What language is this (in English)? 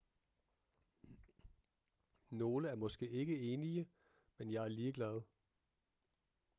Danish